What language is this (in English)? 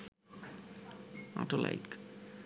Bangla